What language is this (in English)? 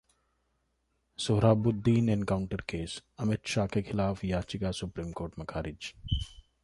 Hindi